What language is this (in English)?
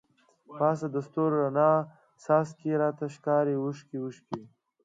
Pashto